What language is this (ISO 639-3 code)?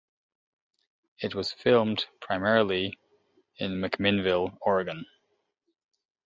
eng